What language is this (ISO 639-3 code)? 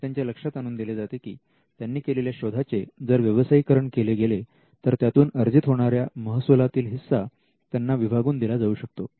mar